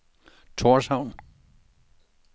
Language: Danish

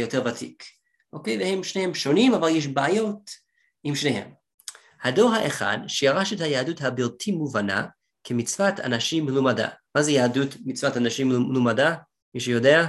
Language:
Hebrew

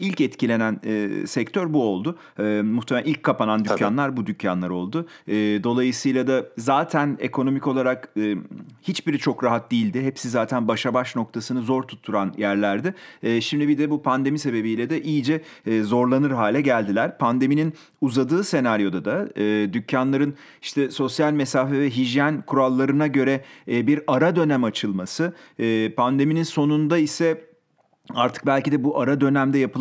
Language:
Turkish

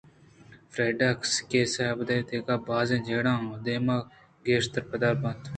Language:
Eastern Balochi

